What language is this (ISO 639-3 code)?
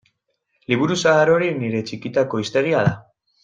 eus